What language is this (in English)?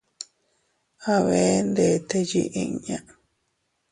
Teutila Cuicatec